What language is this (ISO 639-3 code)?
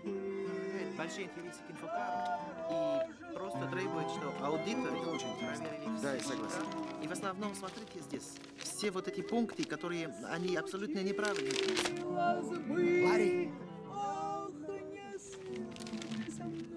rus